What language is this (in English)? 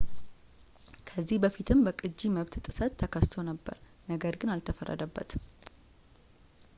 Amharic